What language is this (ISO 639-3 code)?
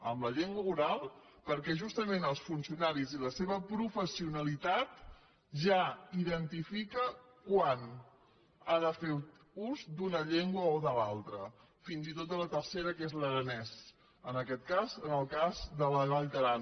cat